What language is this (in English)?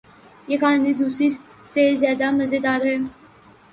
Urdu